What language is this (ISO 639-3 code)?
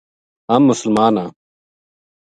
gju